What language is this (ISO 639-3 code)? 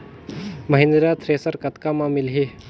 hne